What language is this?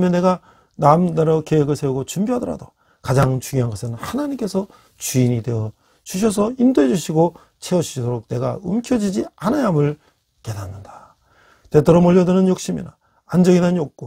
Korean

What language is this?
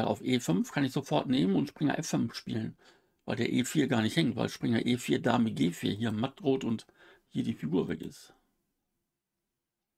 German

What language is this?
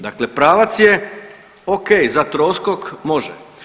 Croatian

